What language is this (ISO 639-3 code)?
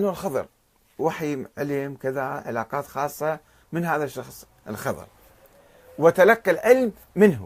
ara